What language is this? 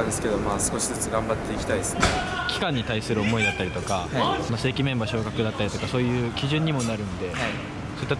Japanese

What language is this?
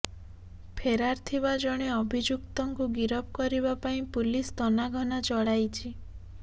Odia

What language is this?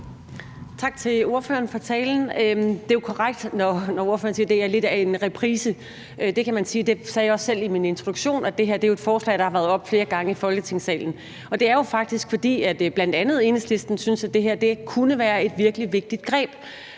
Danish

